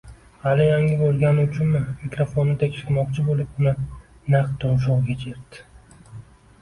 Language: Uzbek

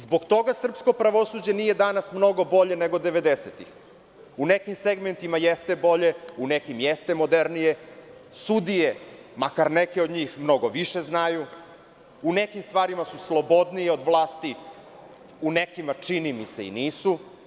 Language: Serbian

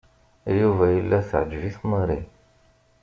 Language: Kabyle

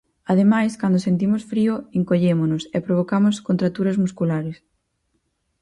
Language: Galician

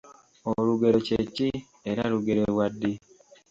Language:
Ganda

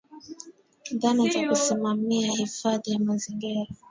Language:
Swahili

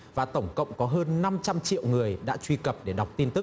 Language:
Vietnamese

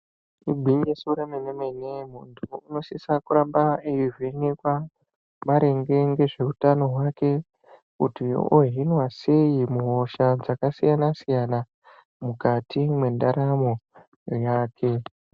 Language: Ndau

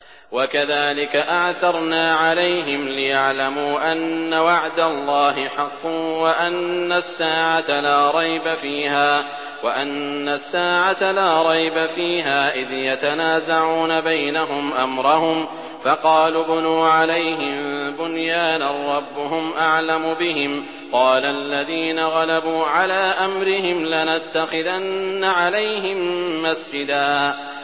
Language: Arabic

